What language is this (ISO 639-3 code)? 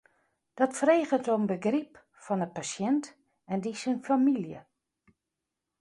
fry